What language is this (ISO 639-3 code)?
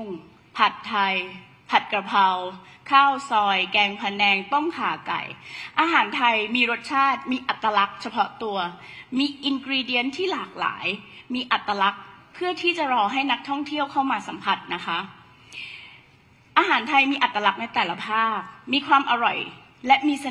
tha